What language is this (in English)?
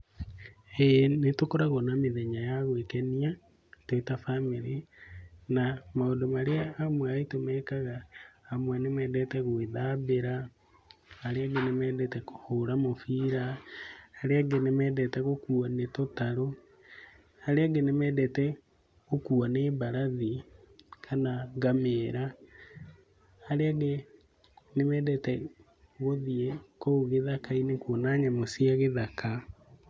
Kikuyu